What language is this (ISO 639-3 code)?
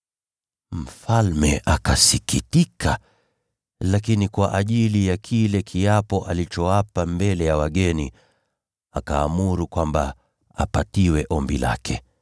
swa